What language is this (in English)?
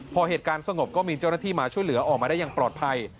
Thai